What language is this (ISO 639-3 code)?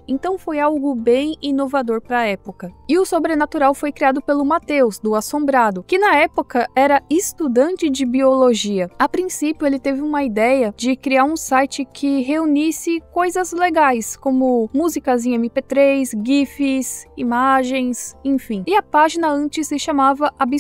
por